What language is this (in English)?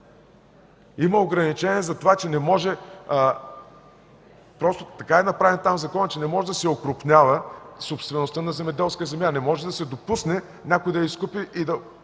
Bulgarian